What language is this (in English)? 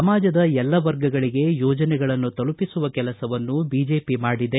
Kannada